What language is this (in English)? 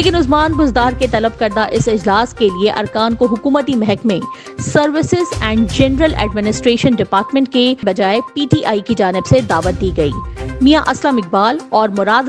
Urdu